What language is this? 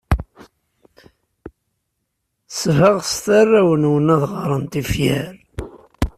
Kabyle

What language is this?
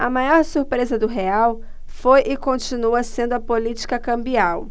Portuguese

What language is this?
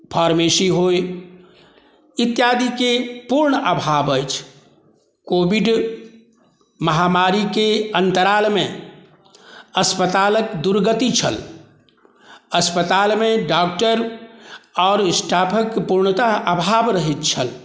Maithili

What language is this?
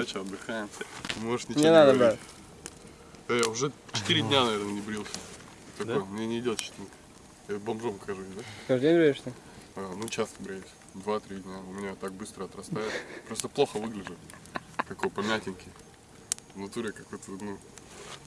Russian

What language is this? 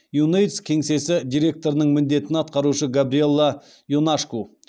Kazakh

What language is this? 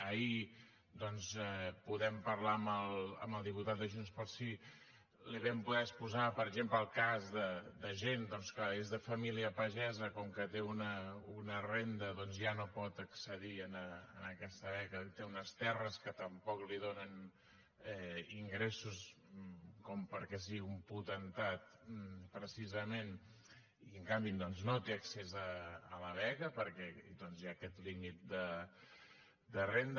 Catalan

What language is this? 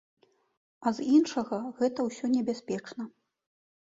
Belarusian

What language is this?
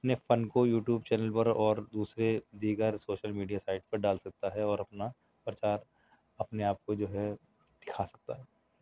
Urdu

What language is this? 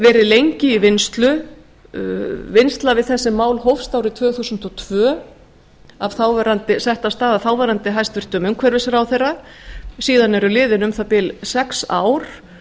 Icelandic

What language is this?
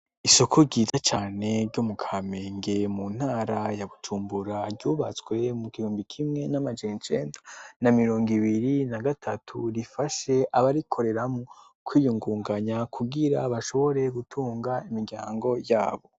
Rundi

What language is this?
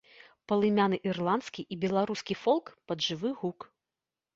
Belarusian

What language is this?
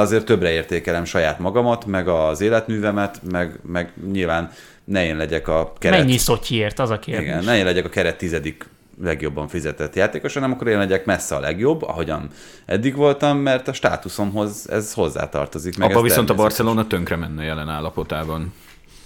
Hungarian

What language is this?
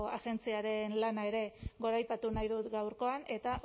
Basque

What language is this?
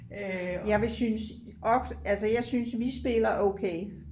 Danish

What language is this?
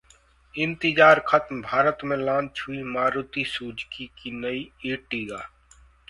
Hindi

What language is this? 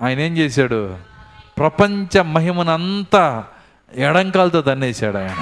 Telugu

